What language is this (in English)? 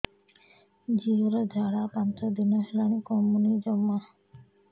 Odia